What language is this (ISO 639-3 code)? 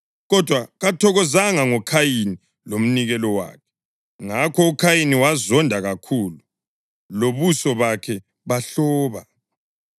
nde